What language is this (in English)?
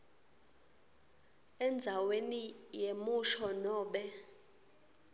Swati